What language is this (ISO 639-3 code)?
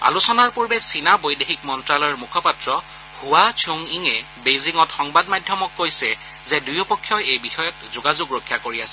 asm